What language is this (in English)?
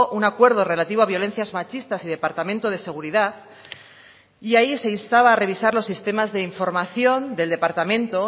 Spanish